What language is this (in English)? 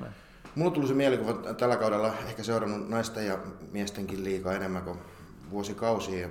Finnish